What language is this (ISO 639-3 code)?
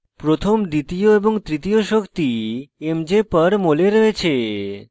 ben